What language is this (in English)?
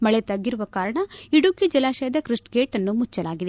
Kannada